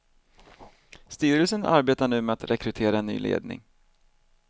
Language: Swedish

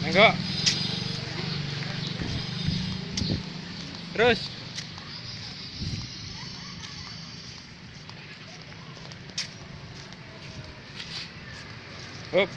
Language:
Indonesian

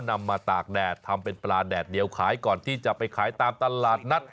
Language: Thai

